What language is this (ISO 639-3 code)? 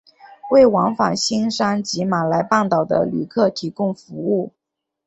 zho